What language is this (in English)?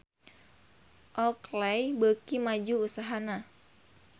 Sundanese